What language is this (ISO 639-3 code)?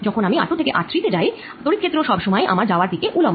ben